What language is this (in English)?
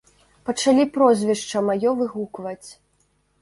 Belarusian